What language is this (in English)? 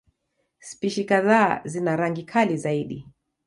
Swahili